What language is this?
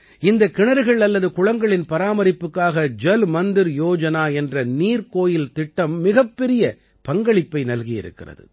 Tamil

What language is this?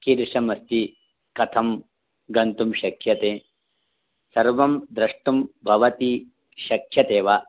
Sanskrit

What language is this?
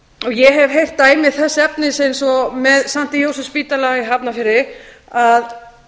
Icelandic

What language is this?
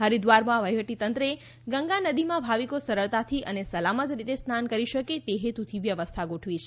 Gujarati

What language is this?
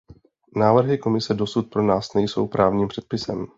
Czech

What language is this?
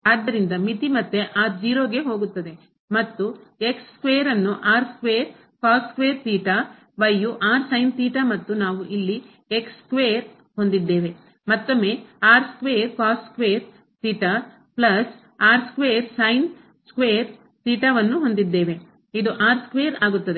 Kannada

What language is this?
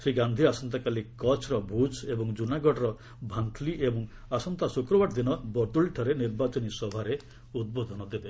Odia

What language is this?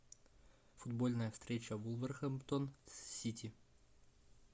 Russian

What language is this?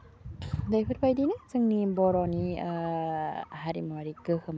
Bodo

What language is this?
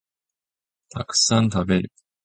Japanese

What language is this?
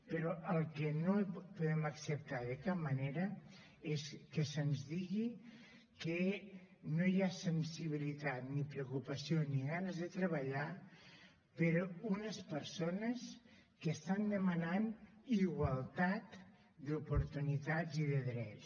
Catalan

